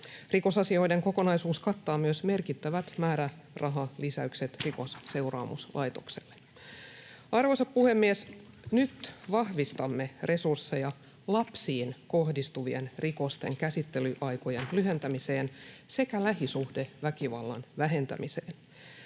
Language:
Finnish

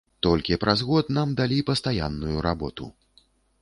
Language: Belarusian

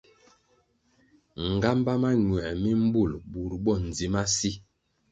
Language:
Kwasio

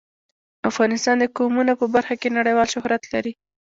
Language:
Pashto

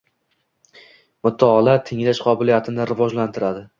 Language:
Uzbek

